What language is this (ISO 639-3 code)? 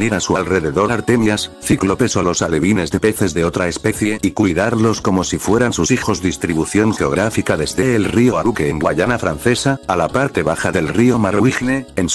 spa